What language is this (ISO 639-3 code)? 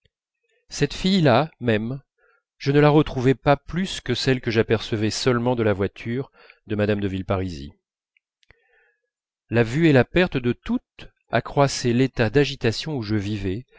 fra